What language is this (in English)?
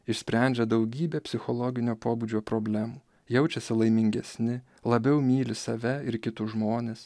Lithuanian